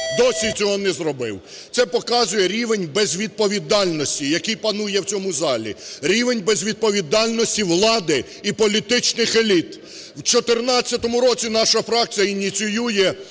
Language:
Ukrainian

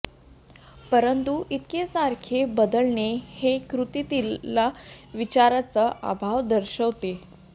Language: Marathi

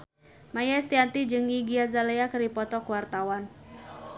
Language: Sundanese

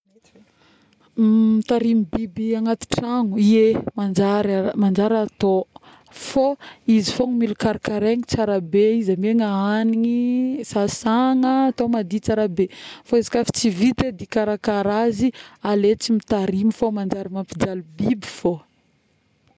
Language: Northern Betsimisaraka Malagasy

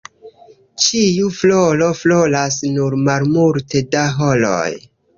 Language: Esperanto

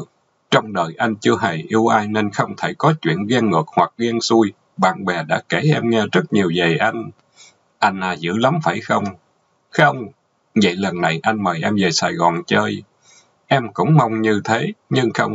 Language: Vietnamese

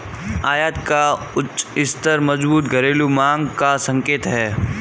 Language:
Hindi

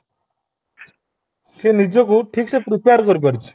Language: Odia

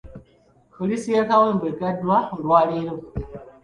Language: Ganda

